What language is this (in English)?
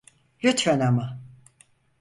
Turkish